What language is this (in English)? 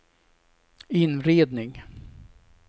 Swedish